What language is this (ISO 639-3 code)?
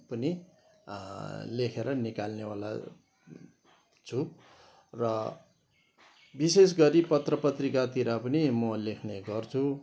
nep